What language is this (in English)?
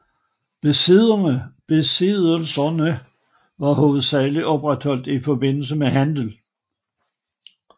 Danish